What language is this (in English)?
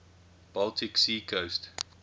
English